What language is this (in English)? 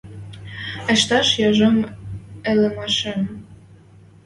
Western Mari